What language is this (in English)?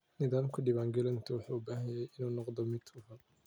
Somali